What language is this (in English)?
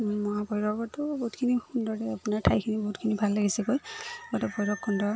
Assamese